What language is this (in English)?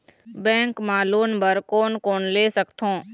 Chhattisgarhi